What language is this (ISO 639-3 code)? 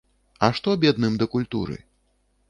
bel